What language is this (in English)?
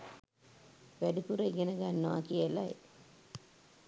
Sinhala